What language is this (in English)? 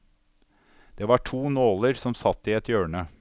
Norwegian